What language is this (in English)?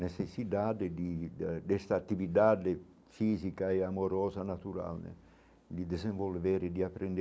Portuguese